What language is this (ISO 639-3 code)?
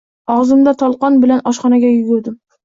uzb